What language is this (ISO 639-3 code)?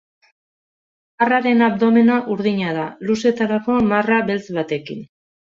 eus